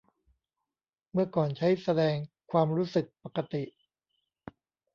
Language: Thai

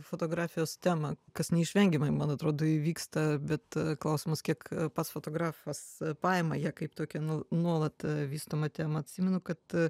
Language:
Lithuanian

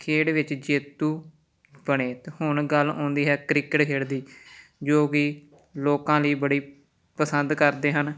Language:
Punjabi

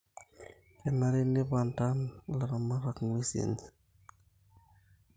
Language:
Masai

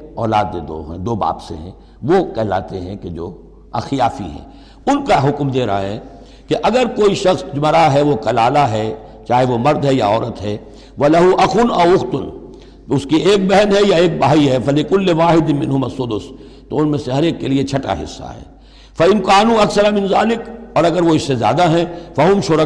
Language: Urdu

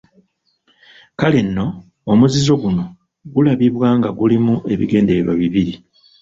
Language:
Ganda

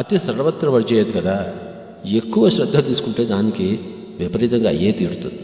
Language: Hindi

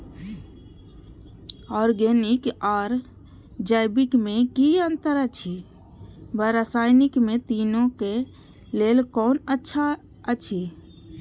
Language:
Maithili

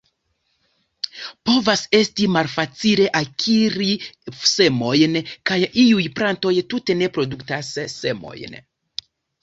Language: Esperanto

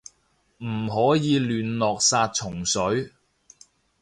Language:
Cantonese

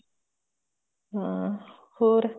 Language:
Punjabi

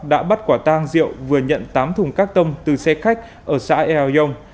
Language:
Vietnamese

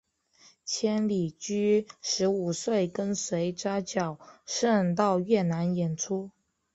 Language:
Chinese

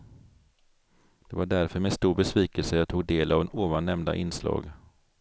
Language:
Swedish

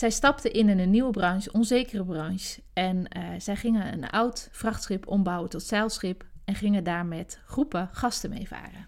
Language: Dutch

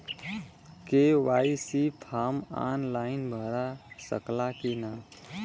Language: Bhojpuri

